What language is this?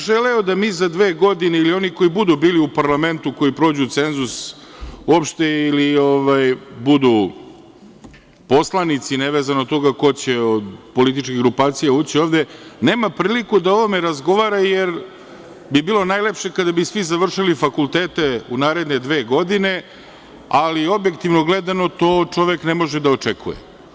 Serbian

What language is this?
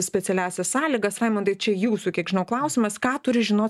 Lithuanian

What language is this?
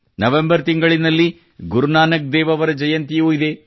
Kannada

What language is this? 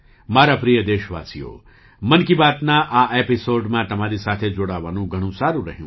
Gujarati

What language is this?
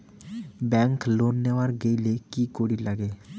Bangla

